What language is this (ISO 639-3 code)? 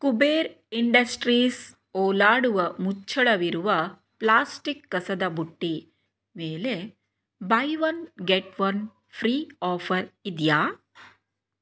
kan